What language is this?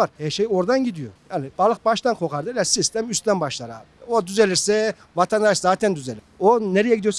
Turkish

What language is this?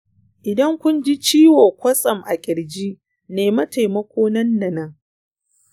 Hausa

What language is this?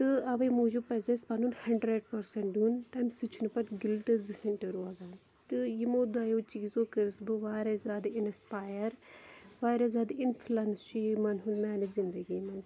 Kashmiri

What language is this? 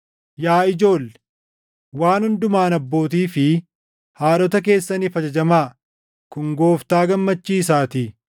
Oromo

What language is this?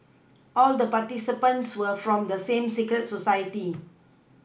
English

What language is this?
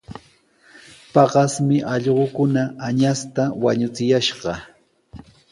Sihuas Ancash Quechua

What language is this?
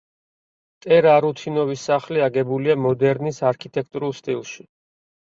Georgian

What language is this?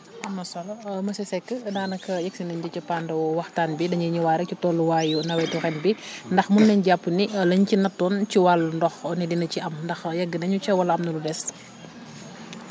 Wolof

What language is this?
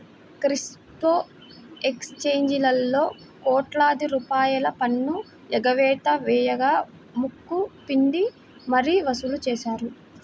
Telugu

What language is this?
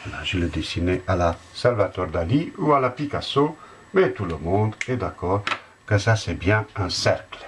French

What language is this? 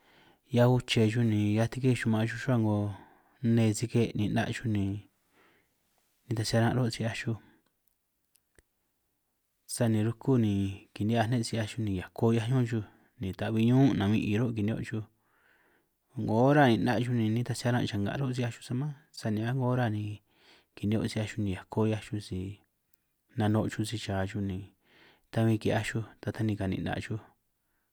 San Martín Itunyoso Triqui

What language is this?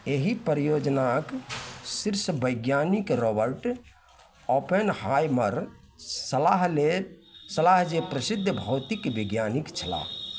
Maithili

